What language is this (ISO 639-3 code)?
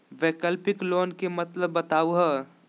mag